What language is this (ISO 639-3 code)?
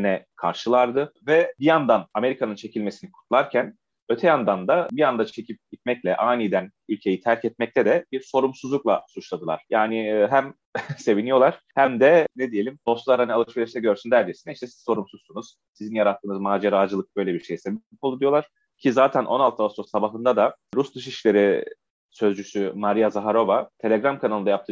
tur